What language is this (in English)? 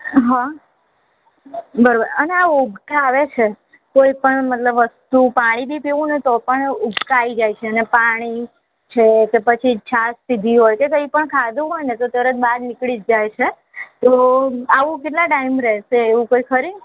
Gujarati